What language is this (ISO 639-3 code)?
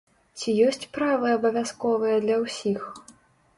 bel